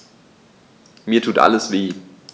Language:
German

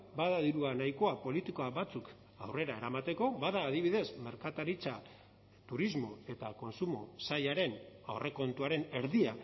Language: Basque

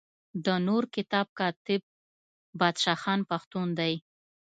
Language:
Pashto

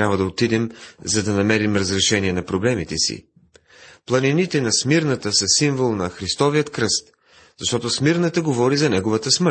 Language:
Bulgarian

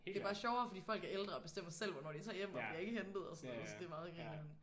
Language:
Danish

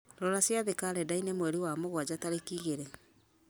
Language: Kikuyu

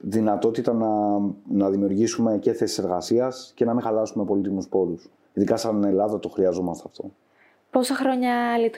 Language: Greek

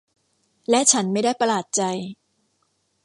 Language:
Thai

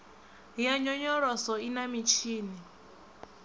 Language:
Venda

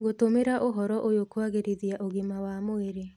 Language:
Kikuyu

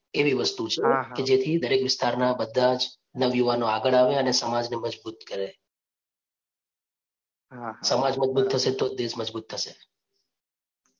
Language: Gujarati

